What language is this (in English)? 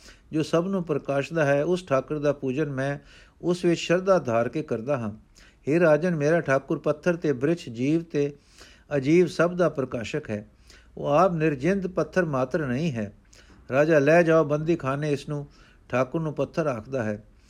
Punjabi